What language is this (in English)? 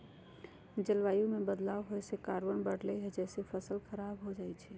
Magahi